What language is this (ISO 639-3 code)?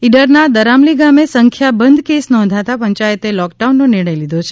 guj